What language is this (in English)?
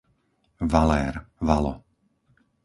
Slovak